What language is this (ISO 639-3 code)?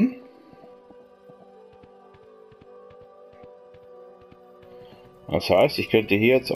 deu